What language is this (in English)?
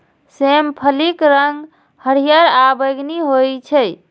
Maithili